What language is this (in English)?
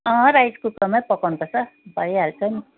Nepali